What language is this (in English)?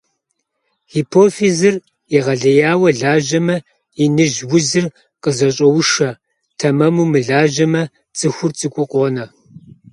Kabardian